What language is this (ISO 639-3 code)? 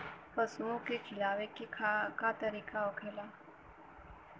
bho